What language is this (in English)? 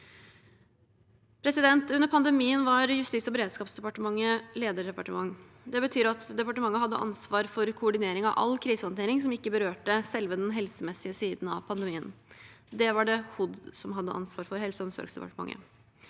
Norwegian